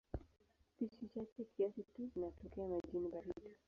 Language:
Swahili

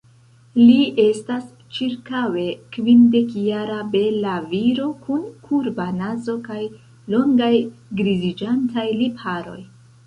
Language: Esperanto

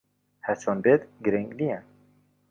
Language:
Central Kurdish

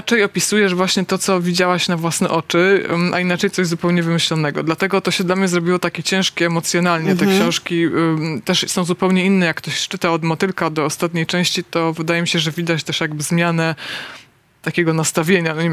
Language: Polish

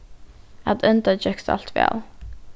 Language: Faroese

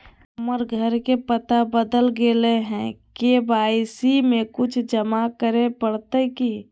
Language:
Magahi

